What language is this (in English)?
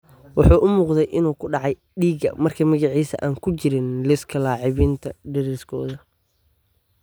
Somali